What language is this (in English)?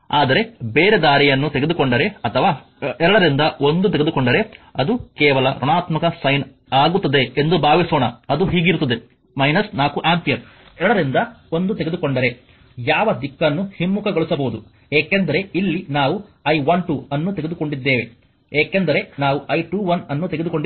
Kannada